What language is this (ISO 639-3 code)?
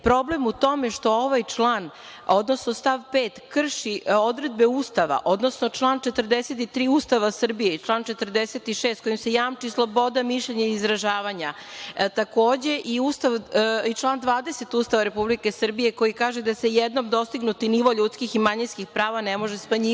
srp